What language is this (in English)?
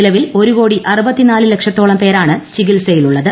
Malayalam